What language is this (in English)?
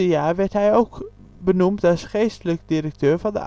Dutch